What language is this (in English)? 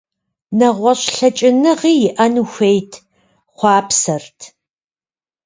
Kabardian